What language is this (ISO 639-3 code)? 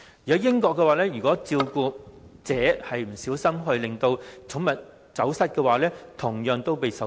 yue